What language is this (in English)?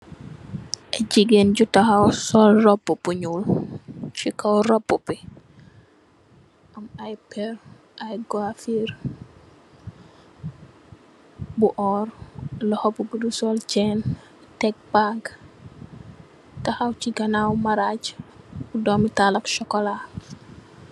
Wolof